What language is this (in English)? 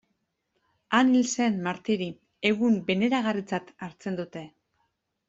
Basque